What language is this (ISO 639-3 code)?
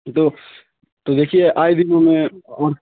urd